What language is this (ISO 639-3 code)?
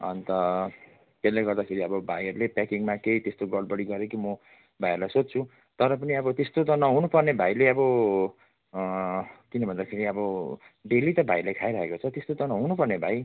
nep